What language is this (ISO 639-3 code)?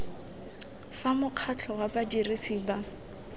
tsn